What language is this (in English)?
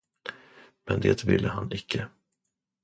Swedish